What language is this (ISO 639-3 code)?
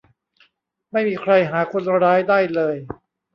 tha